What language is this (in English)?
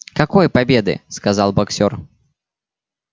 Russian